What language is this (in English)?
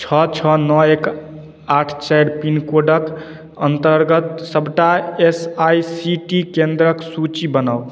Maithili